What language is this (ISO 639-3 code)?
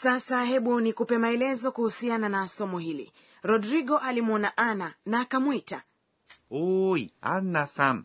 swa